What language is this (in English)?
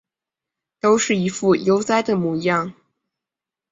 Chinese